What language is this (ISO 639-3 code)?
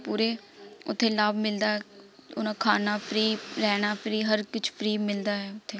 pan